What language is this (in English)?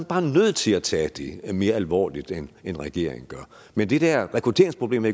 Danish